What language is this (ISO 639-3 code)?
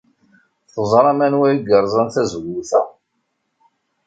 kab